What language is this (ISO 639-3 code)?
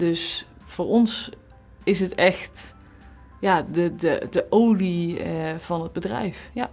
nld